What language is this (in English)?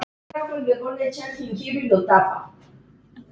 Icelandic